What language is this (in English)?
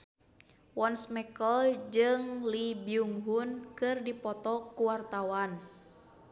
Sundanese